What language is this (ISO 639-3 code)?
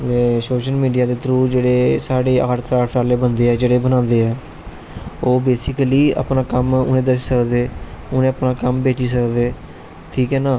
doi